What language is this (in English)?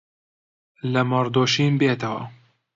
Central Kurdish